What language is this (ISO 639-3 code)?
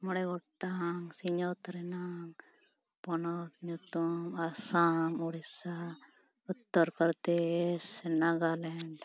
sat